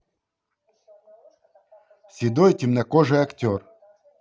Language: Russian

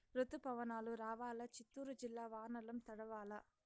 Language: Telugu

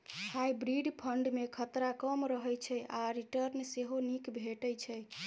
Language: Maithili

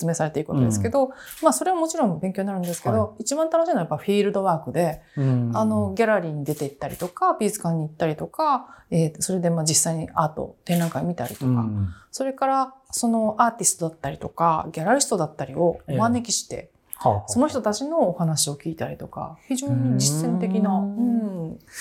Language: Japanese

